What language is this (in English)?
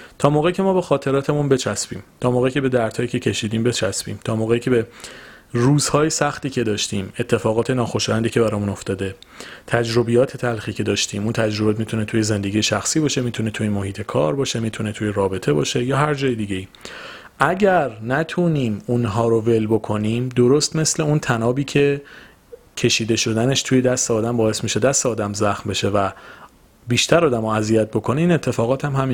Persian